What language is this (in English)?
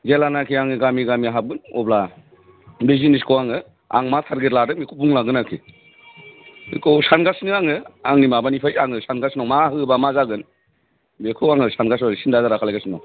Bodo